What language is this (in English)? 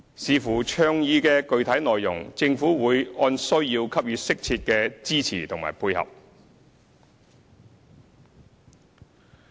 Cantonese